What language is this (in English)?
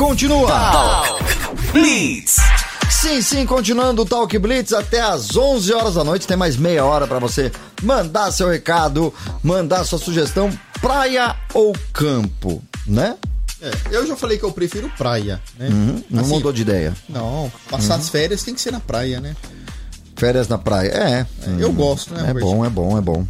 Portuguese